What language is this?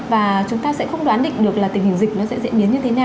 Vietnamese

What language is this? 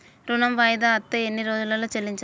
Telugu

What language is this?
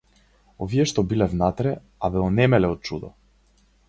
Macedonian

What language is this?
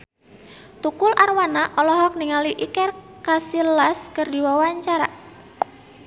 Sundanese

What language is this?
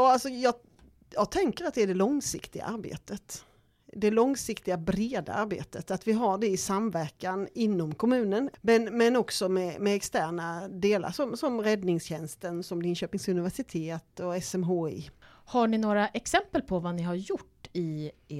Swedish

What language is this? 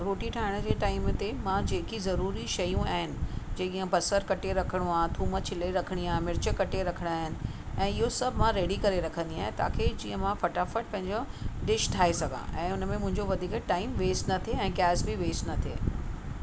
Sindhi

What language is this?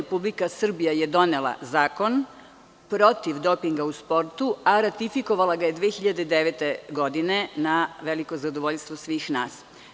Serbian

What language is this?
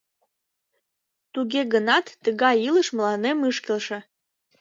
Mari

